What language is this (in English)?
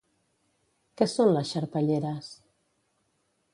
Catalan